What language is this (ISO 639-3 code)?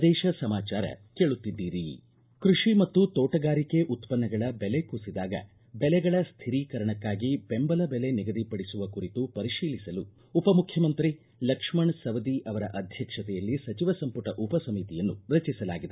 kan